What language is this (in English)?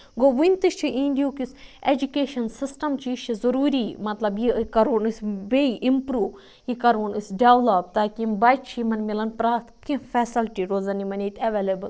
Kashmiri